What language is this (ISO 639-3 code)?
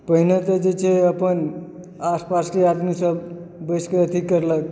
mai